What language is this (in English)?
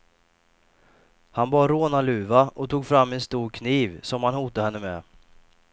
Swedish